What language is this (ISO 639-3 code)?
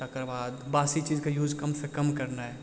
mai